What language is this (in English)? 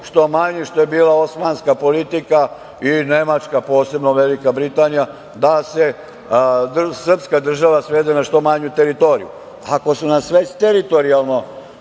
Serbian